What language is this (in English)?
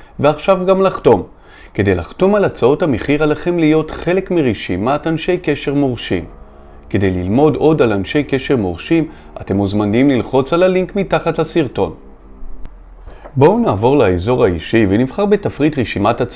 Hebrew